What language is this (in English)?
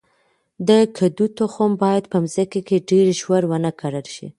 Pashto